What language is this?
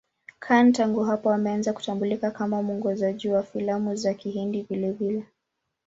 Swahili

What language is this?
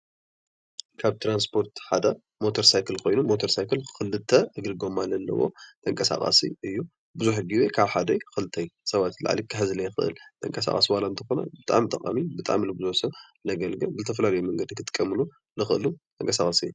Tigrinya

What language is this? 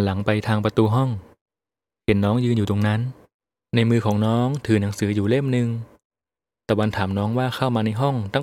Thai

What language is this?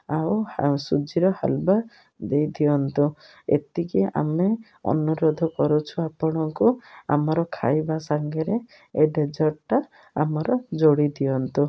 Odia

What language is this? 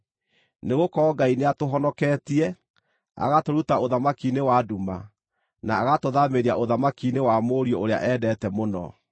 Kikuyu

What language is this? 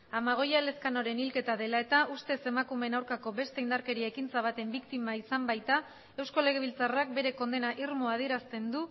Basque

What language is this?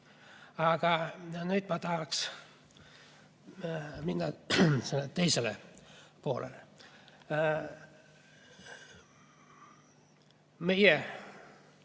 Estonian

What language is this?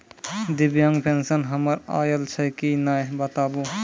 Maithili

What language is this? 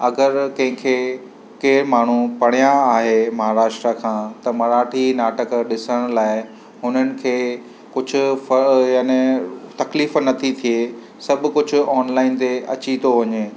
Sindhi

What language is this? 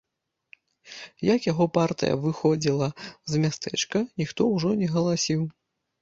Belarusian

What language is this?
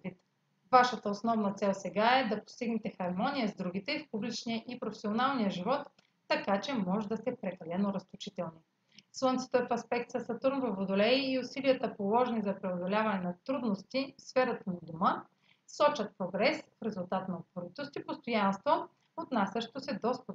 Bulgarian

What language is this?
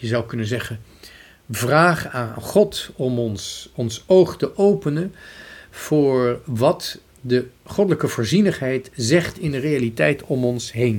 Dutch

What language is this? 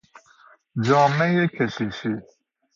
Persian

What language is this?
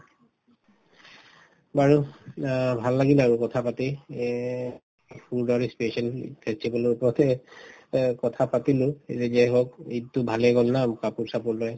Assamese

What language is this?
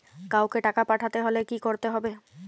Bangla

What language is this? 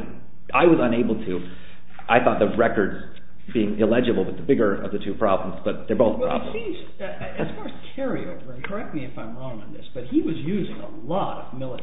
English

